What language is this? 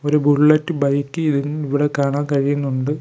Malayalam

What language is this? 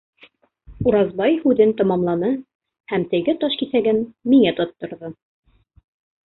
Bashkir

